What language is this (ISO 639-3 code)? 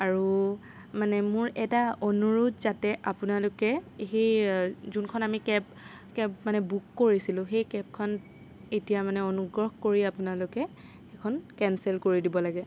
asm